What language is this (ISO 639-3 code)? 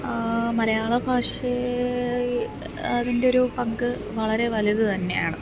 mal